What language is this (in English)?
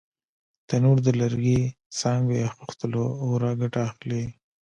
Pashto